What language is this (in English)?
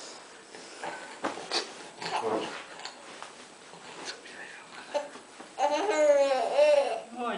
Turkish